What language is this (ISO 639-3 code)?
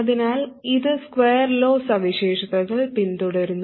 mal